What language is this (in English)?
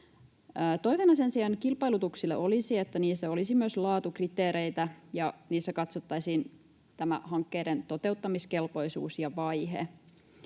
Finnish